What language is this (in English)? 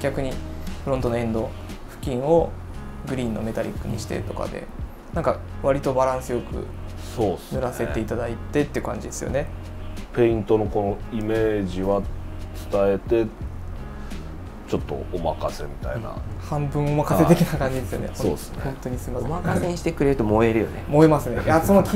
Japanese